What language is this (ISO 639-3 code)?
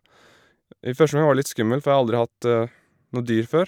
nor